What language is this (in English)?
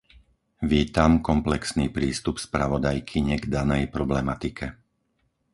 Slovak